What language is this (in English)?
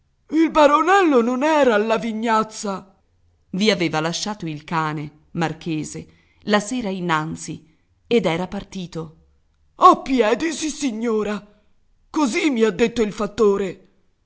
Italian